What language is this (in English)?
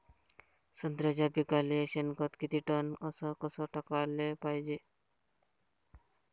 Marathi